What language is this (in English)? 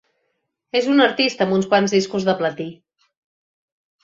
Catalan